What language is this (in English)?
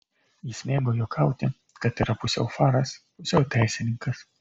Lithuanian